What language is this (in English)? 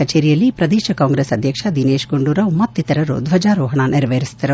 Kannada